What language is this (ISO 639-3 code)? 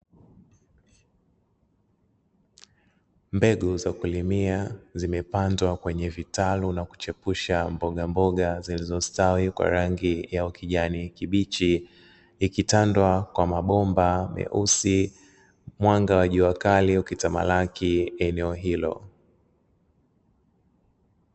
swa